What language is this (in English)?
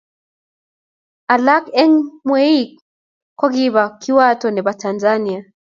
Kalenjin